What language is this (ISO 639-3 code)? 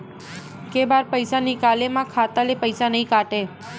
hne